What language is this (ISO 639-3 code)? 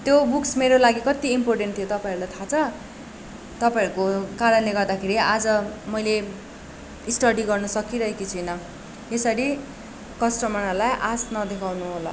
nep